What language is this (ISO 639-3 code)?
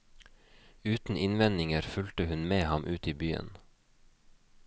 nor